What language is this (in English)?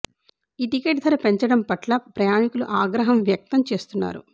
Telugu